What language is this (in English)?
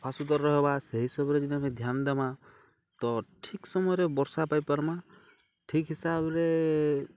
Odia